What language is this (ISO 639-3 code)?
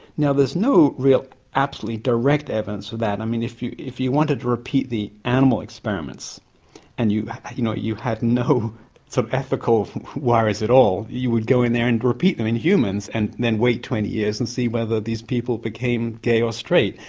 eng